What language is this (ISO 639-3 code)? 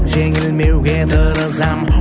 kaz